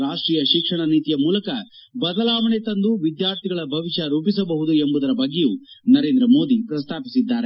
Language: Kannada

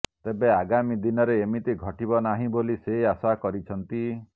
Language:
Odia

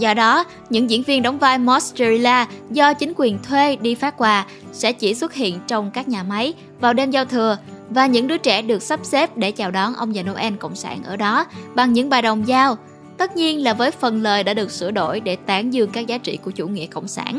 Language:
Vietnamese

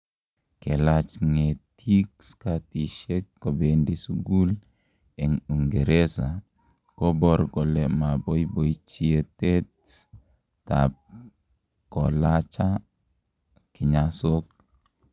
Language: Kalenjin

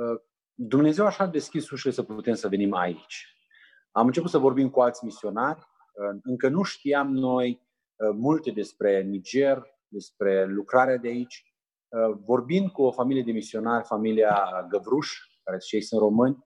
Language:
Romanian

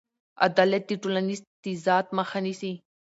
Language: Pashto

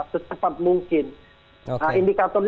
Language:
Indonesian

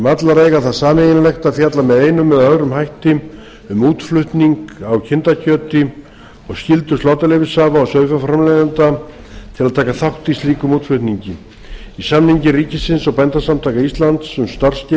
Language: Icelandic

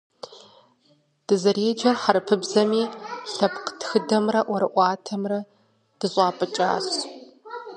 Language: Kabardian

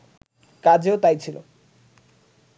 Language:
Bangla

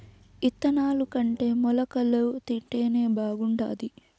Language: Telugu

